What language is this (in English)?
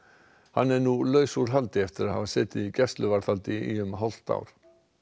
Icelandic